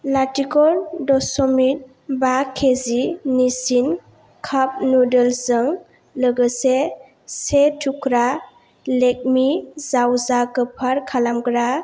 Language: Bodo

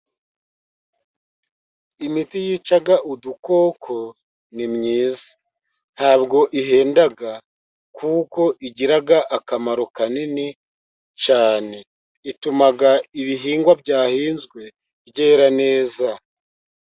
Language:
Kinyarwanda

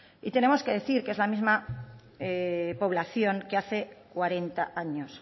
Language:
Spanish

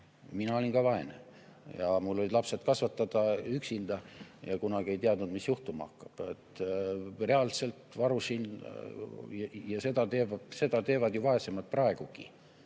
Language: Estonian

